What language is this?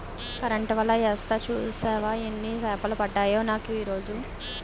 Telugu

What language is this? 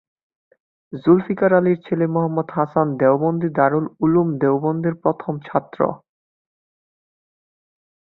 Bangla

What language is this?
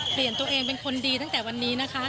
Thai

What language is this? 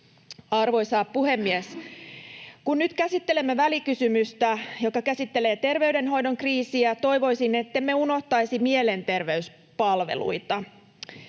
Finnish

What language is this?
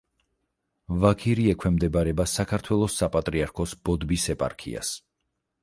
Georgian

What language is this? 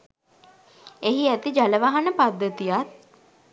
Sinhala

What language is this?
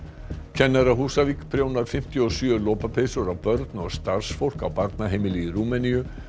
Icelandic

